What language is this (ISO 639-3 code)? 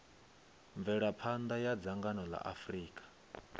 ven